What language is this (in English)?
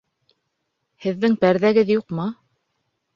Bashkir